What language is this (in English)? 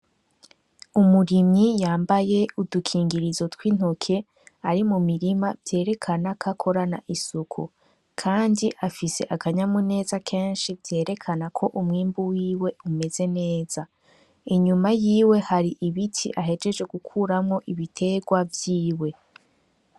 Rundi